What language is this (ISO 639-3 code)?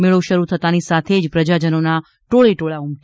guj